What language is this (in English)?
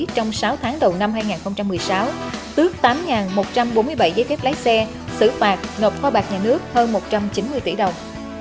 Vietnamese